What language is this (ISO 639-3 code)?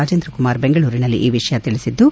kan